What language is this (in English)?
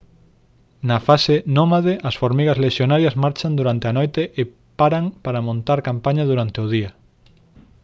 Galician